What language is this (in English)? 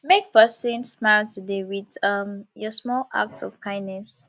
Nigerian Pidgin